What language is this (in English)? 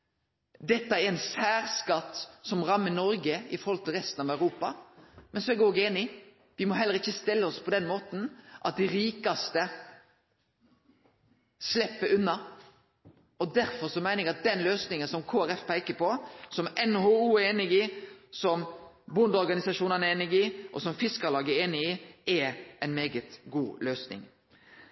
Norwegian Nynorsk